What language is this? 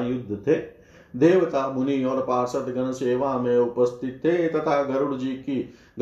Hindi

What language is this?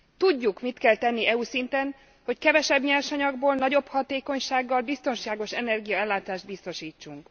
Hungarian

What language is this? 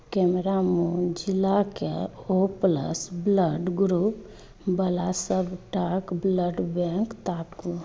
Maithili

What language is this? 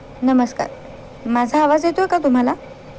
Marathi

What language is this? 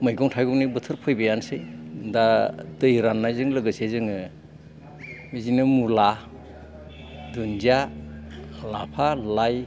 Bodo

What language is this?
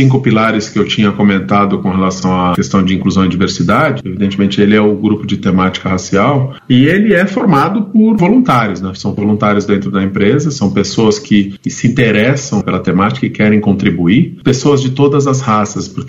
Portuguese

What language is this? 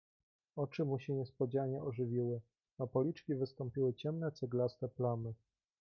Polish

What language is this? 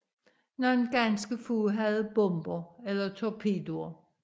Danish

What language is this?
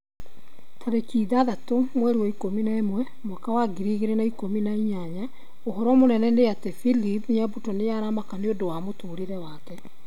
Kikuyu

